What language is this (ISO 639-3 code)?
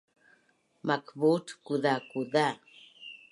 bnn